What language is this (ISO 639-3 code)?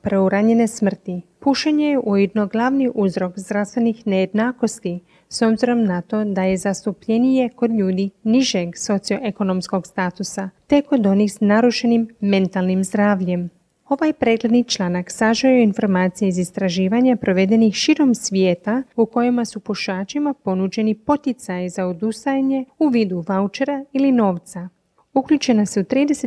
hrv